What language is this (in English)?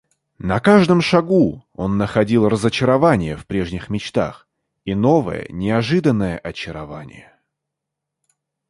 Russian